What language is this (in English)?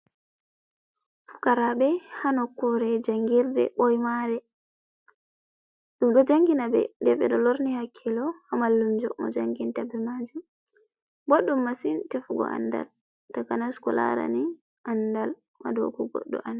Fula